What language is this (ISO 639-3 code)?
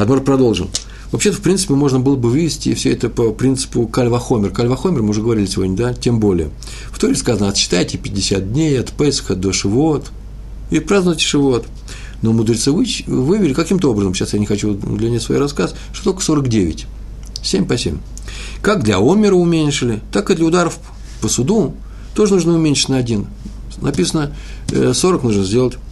rus